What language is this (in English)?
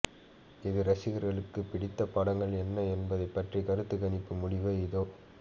Tamil